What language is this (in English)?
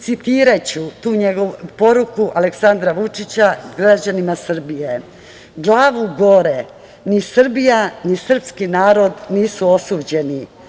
Serbian